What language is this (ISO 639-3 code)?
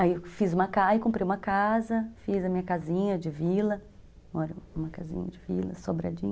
por